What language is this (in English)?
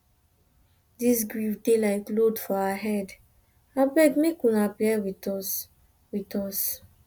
Nigerian Pidgin